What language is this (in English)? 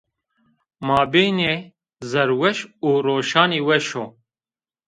Zaza